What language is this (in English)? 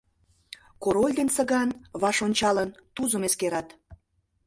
Mari